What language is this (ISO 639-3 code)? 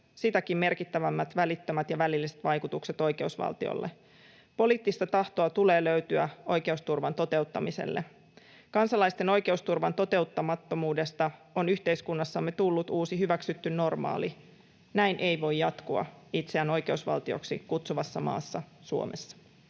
fin